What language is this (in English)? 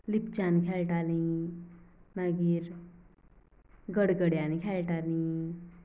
Konkani